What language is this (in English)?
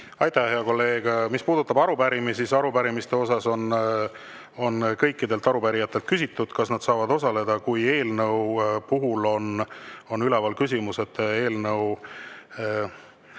Estonian